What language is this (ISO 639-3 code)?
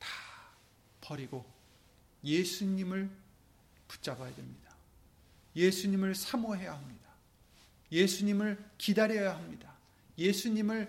kor